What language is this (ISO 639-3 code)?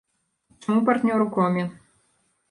bel